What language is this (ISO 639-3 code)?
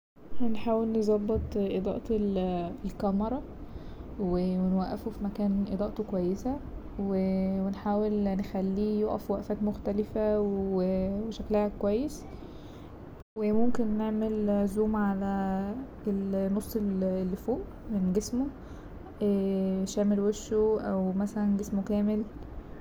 arz